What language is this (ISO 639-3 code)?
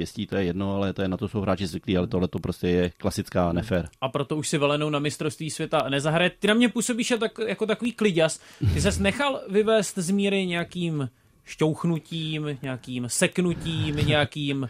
ces